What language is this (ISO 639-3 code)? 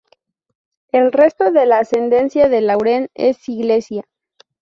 spa